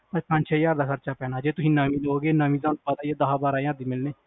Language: Punjabi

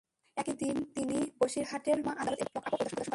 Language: Bangla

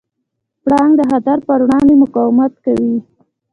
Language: Pashto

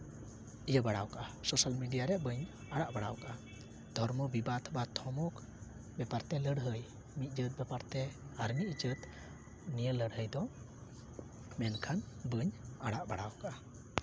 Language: Santali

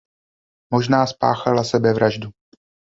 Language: Czech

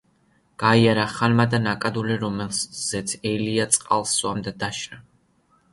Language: Georgian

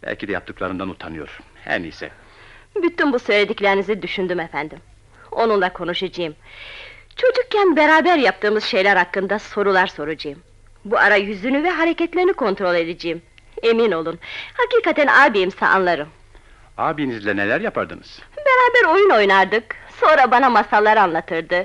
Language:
Turkish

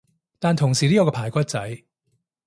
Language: Cantonese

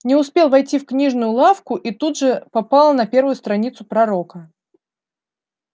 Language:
Russian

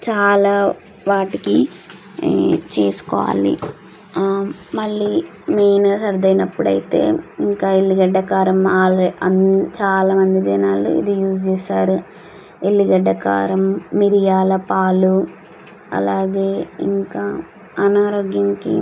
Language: Telugu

